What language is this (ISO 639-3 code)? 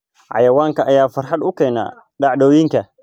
som